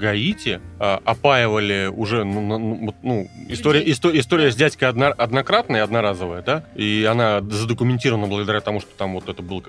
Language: Russian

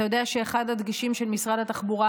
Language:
Hebrew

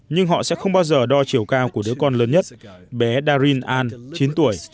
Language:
Vietnamese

